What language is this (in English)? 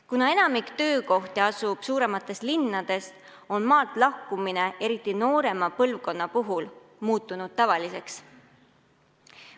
Estonian